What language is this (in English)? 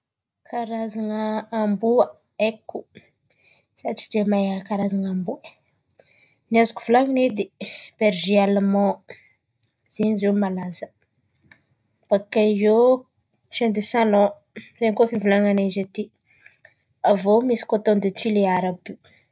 Antankarana Malagasy